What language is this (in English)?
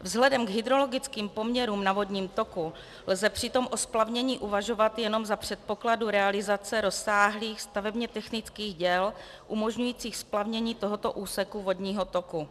Czech